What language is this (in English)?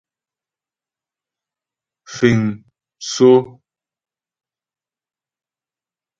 Ghomala